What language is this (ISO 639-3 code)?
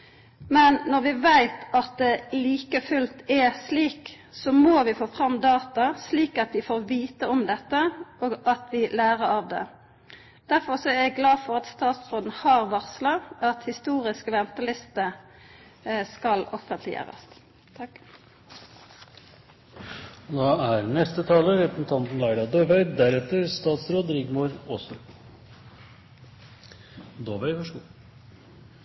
nor